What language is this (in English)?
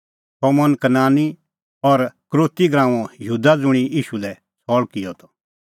Kullu Pahari